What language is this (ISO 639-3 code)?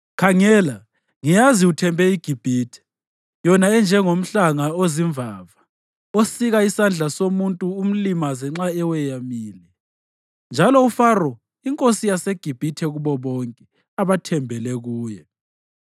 nde